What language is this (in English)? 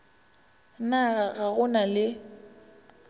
Northern Sotho